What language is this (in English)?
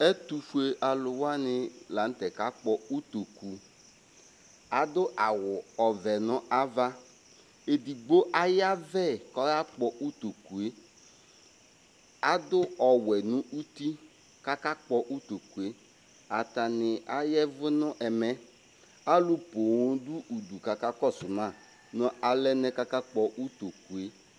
Ikposo